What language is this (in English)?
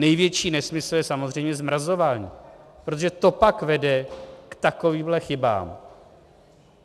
Czech